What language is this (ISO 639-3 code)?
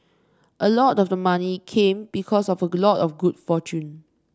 eng